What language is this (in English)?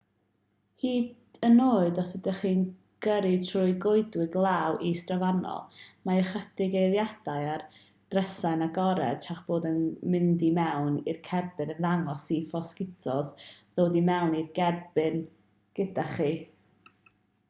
Welsh